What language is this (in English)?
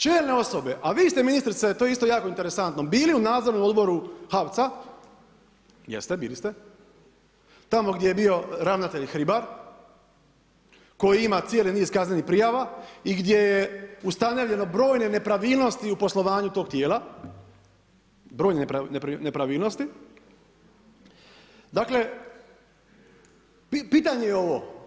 Croatian